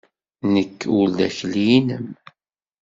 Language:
Kabyle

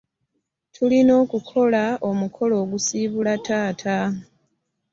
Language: Ganda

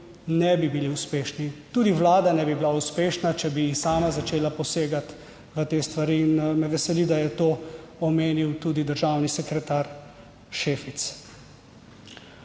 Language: Slovenian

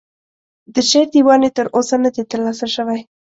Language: Pashto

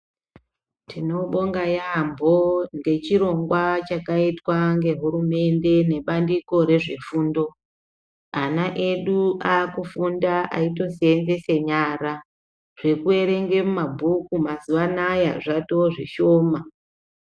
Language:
Ndau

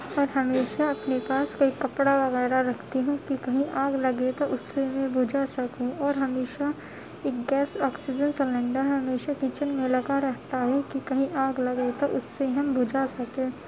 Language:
Urdu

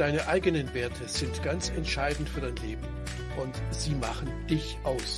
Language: German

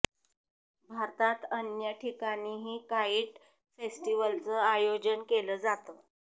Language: Marathi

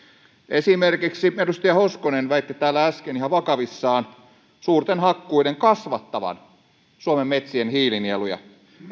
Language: Finnish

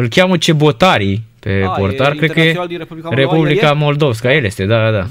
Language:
Romanian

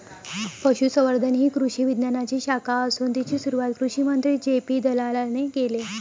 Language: Marathi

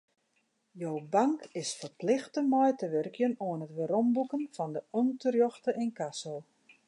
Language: Western Frisian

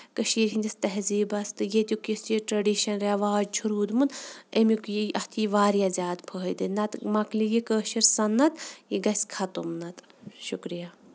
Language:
Kashmiri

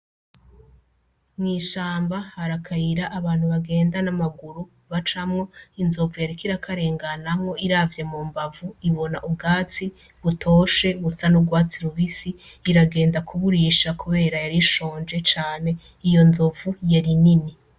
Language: Rundi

